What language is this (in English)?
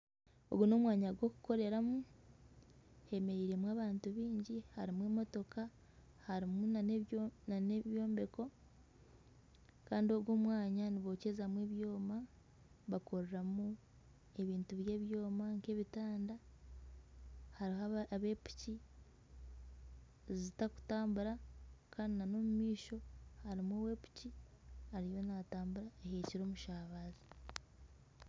Nyankole